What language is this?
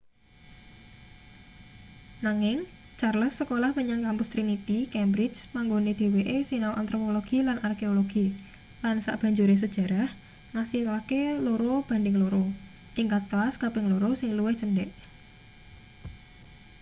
Javanese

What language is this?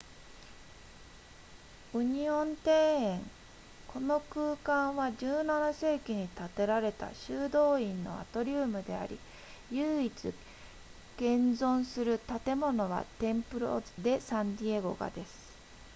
Japanese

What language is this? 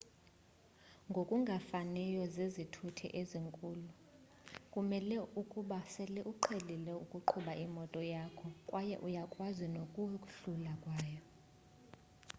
Xhosa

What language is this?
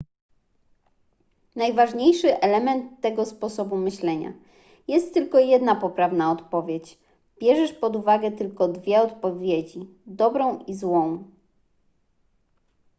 Polish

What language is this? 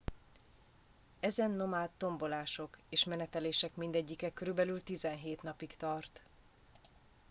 Hungarian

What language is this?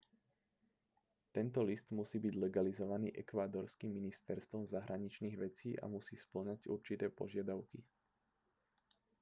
Slovak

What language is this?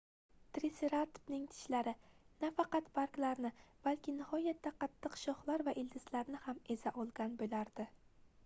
Uzbek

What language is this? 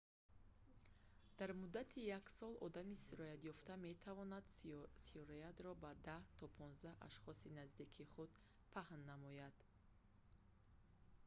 Tajik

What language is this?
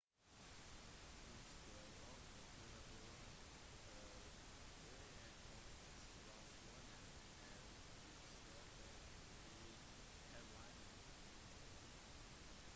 Norwegian Bokmål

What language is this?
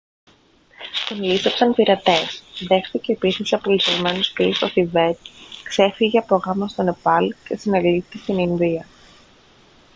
Greek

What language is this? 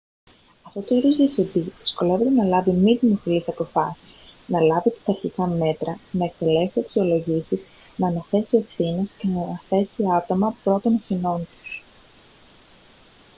Greek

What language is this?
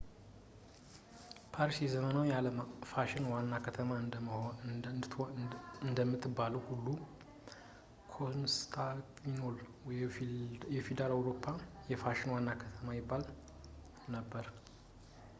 Amharic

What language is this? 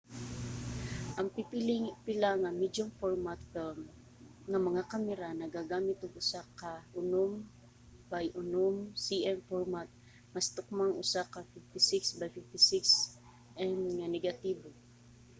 Cebuano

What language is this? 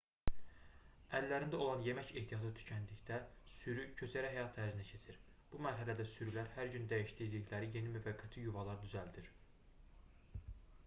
Azerbaijani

